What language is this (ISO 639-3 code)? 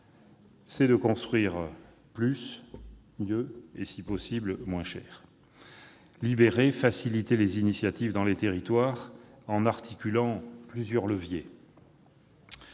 fra